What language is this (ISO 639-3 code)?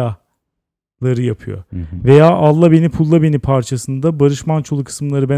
tur